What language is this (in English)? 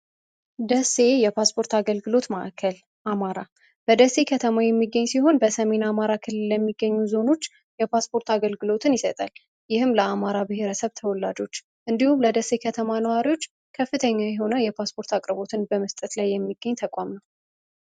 Amharic